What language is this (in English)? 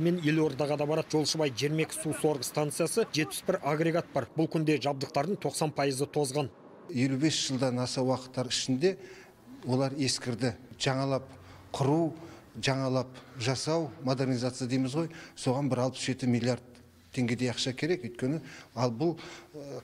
Turkish